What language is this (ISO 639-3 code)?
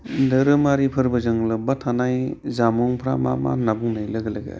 brx